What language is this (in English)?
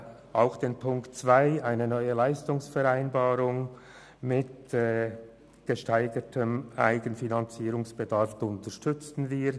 Swiss German